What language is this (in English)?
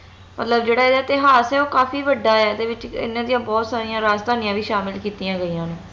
Punjabi